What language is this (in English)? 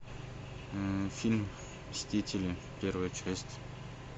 Russian